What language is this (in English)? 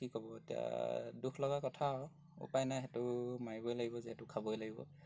Assamese